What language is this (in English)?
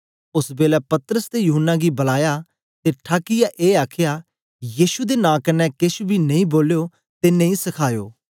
Dogri